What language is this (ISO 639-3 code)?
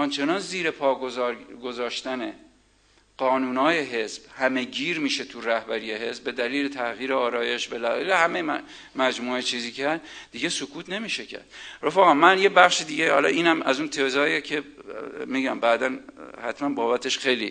fas